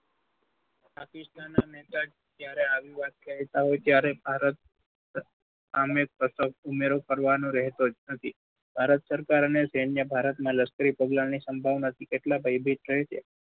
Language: Gujarati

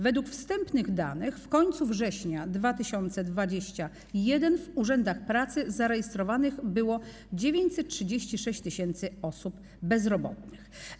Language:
Polish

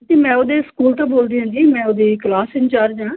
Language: Punjabi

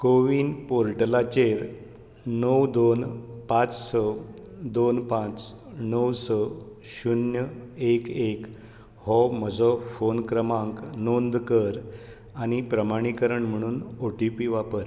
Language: Konkani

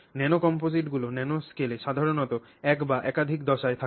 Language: Bangla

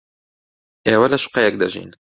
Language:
Central Kurdish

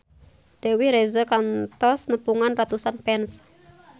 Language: Sundanese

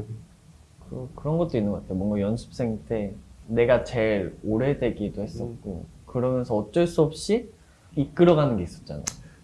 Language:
Korean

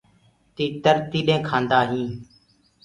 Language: Gurgula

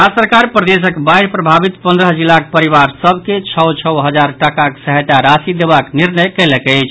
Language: Maithili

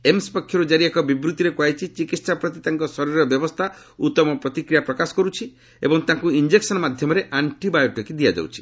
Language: Odia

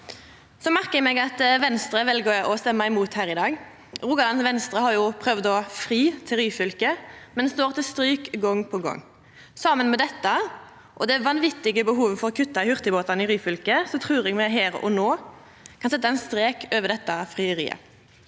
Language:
Norwegian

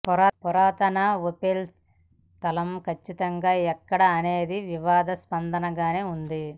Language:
Telugu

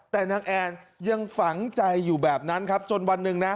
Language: Thai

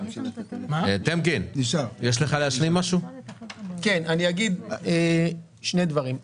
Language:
Hebrew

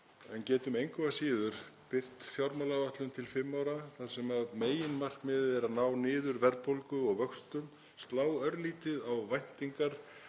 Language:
Icelandic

